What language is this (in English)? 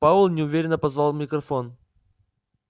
Russian